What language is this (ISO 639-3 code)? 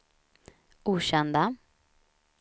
swe